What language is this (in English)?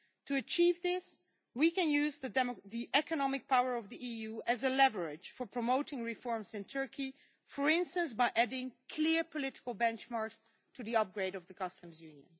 English